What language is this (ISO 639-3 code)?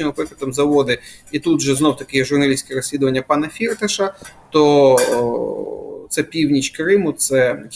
ukr